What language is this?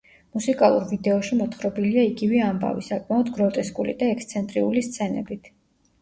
Georgian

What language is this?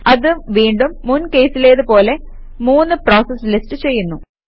Malayalam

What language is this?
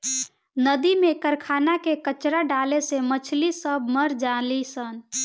Bhojpuri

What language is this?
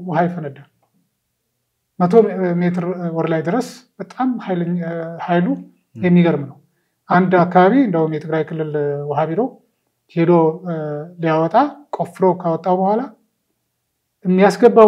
Arabic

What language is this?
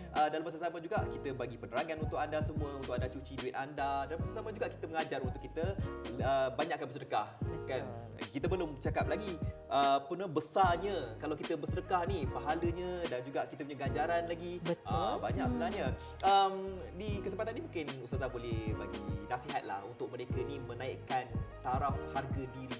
Malay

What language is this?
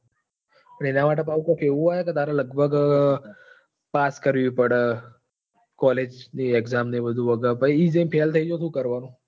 Gujarati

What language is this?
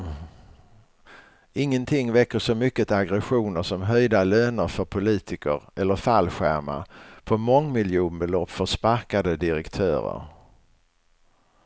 Swedish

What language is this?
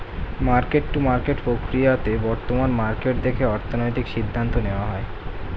Bangla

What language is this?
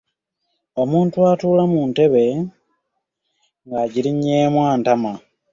Ganda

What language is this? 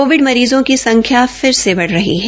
Hindi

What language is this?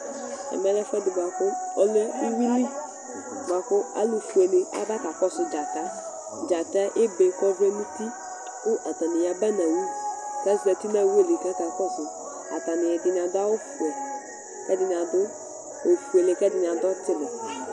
Ikposo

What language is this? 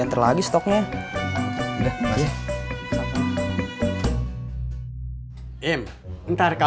Indonesian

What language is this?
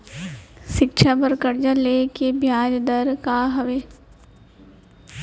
Chhattisgarhi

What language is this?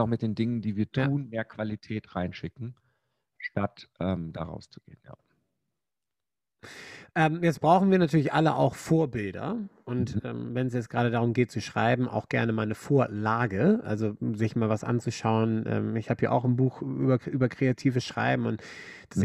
German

